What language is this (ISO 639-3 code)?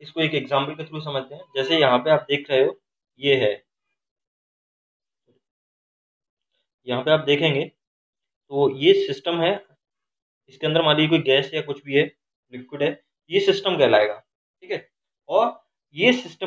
hin